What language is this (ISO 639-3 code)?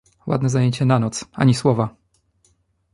pol